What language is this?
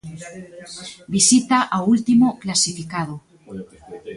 Galician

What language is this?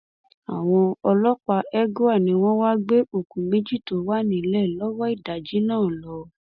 Yoruba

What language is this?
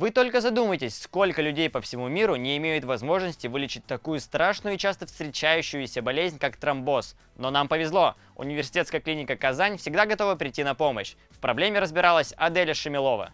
Russian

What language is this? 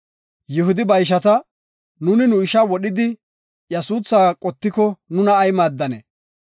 Gofa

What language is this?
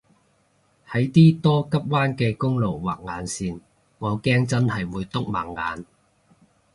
Cantonese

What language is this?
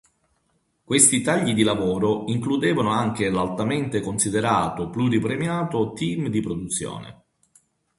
Italian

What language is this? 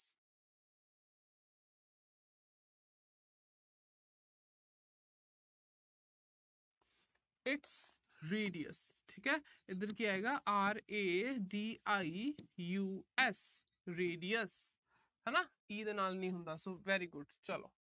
Punjabi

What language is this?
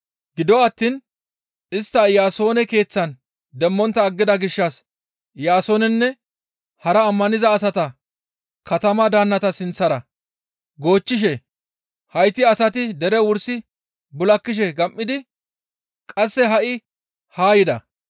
Gamo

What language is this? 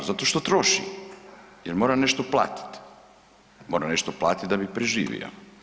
Croatian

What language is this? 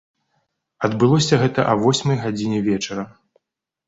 Belarusian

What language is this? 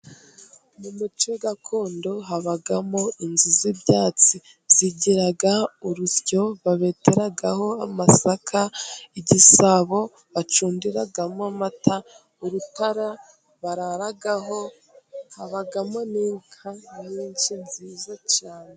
Kinyarwanda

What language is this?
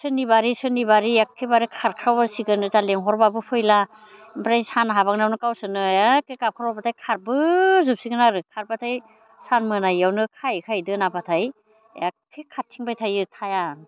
Bodo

